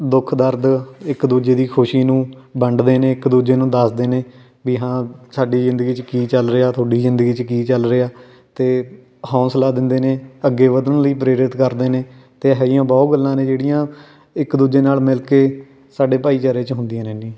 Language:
Punjabi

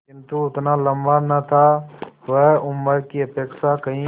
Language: Hindi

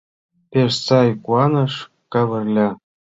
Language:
Mari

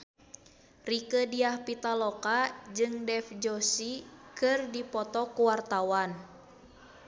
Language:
Sundanese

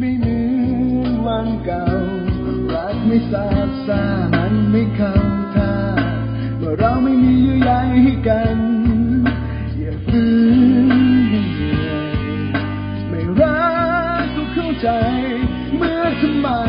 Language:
Thai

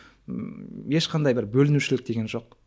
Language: Kazakh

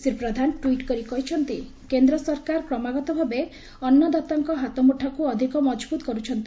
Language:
Odia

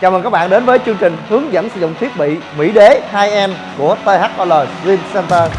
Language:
Vietnamese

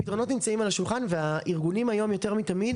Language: Hebrew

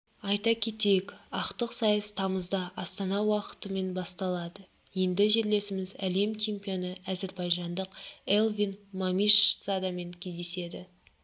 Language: Kazakh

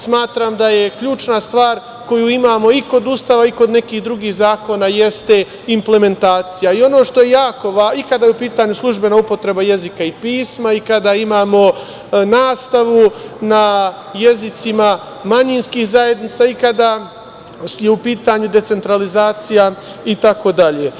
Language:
Serbian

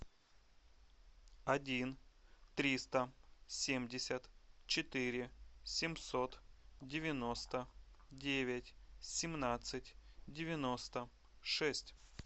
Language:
Russian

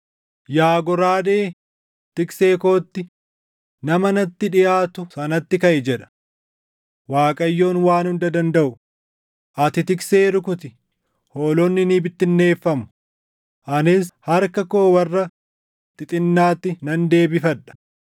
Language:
Oromo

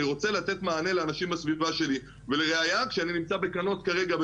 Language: Hebrew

